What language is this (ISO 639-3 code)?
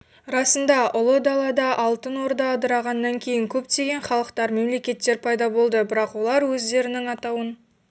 kaz